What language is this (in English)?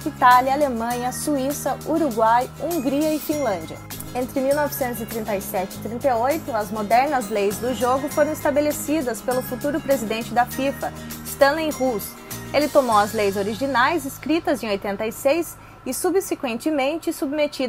Portuguese